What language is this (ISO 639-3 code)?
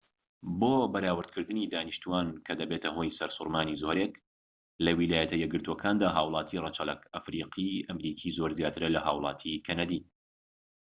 ckb